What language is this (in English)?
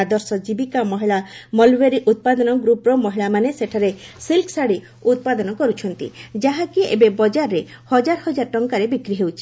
Odia